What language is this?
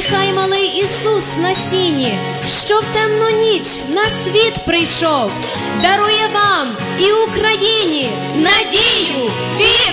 Ukrainian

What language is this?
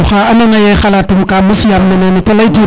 Serer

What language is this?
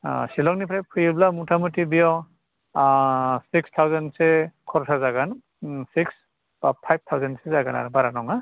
Bodo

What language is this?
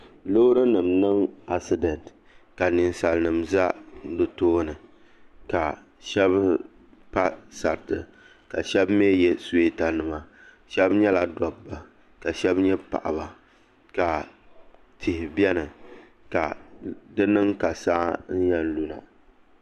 Dagbani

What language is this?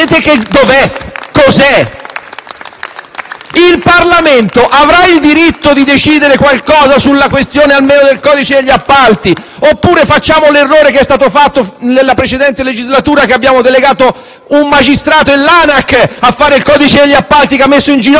Italian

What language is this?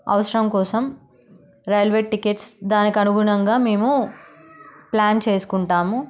Telugu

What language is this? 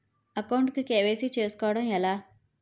Telugu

